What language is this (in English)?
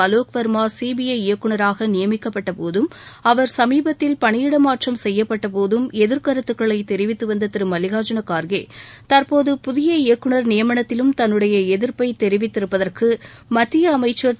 Tamil